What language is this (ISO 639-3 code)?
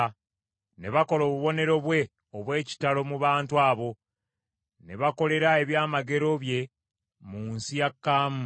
lug